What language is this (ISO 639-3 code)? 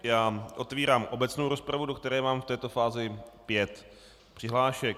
ces